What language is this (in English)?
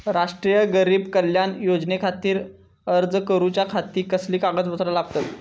Marathi